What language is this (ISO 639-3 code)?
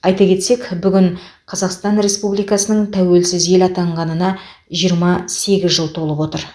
kaz